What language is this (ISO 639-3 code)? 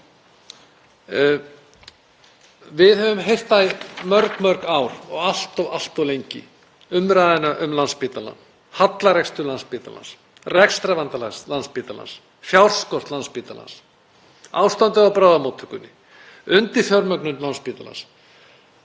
isl